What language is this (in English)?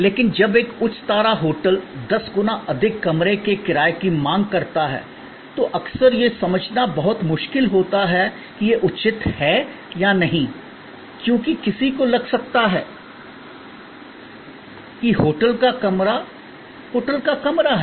Hindi